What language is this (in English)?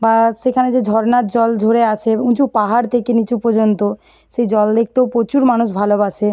Bangla